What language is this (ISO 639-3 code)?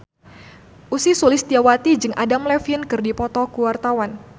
sun